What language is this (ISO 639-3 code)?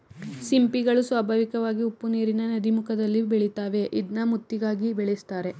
kan